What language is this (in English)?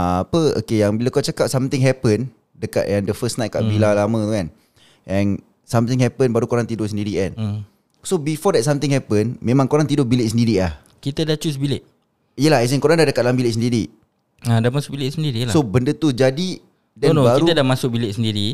Malay